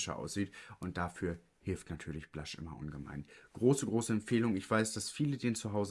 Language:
German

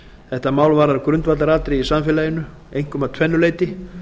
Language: Icelandic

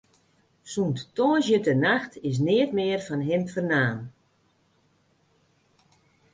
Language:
Western Frisian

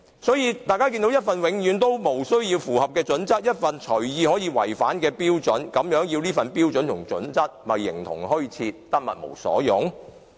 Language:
Cantonese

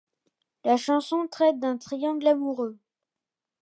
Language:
French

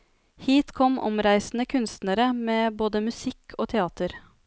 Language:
Norwegian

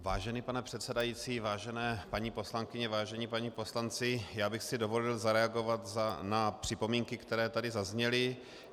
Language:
Czech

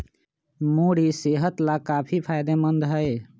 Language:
Magahi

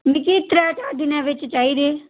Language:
Dogri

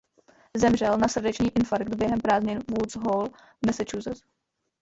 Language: Czech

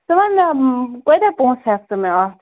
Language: Kashmiri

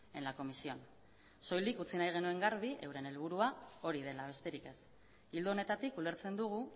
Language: Basque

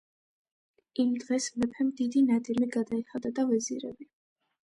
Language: Georgian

